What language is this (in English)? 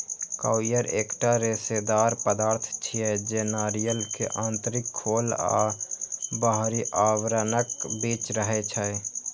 Maithili